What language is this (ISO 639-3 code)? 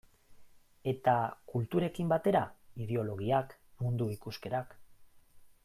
eus